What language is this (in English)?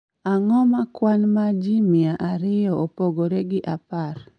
Luo (Kenya and Tanzania)